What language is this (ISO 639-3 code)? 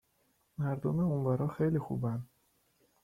fas